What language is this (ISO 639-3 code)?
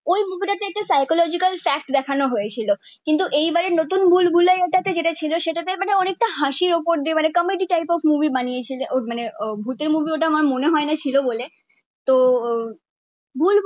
ben